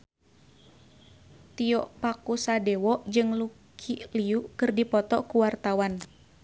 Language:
Sundanese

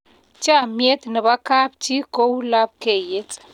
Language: Kalenjin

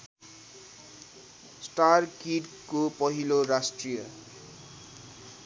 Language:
Nepali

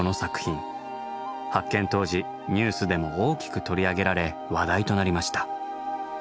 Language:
Japanese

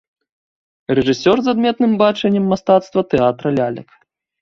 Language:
Belarusian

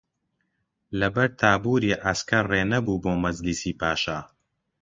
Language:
Central Kurdish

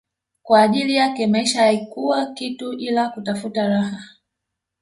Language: Swahili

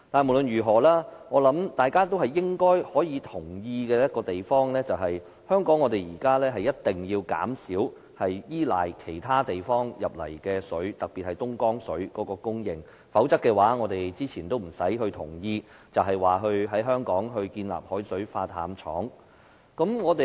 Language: Cantonese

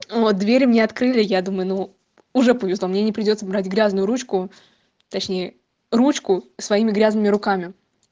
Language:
Russian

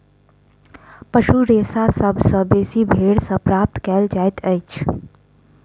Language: Maithili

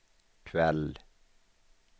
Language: Swedish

